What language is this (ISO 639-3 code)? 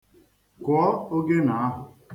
ibo